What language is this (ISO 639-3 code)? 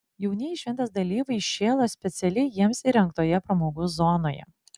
lit